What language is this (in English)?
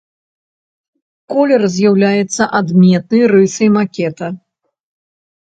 Belarusian